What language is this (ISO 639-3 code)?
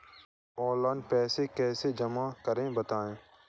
hin